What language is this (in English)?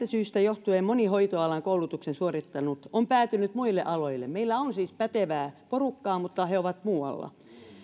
Finnish